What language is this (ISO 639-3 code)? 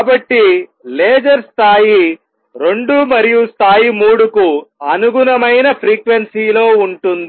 tel